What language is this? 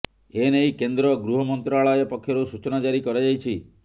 Odia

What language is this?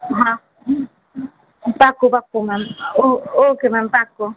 Gujarati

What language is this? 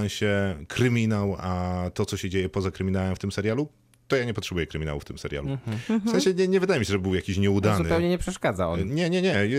Polish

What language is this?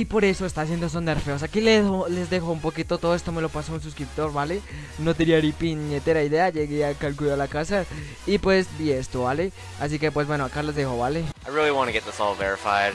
Spanish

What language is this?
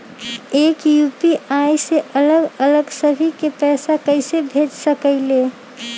Magahi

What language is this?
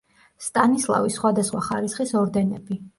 Georgian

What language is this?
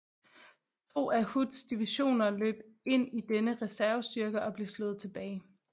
Danish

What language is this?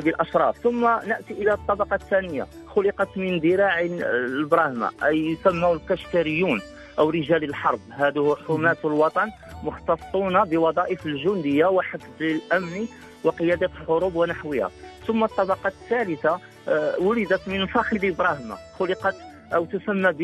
Arabic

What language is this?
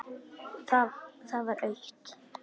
Icelandic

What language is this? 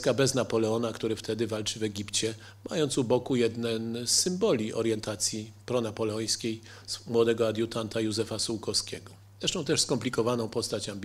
Polish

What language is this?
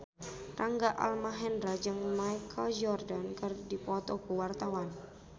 Sundanese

